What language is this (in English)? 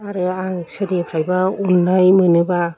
Bodo